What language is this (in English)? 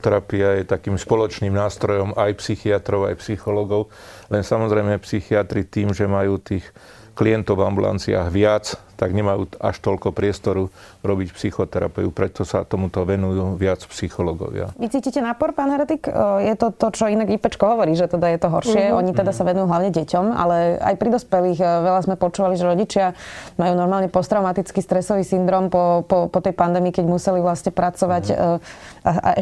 Slovak